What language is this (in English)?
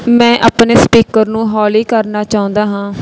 Punjabi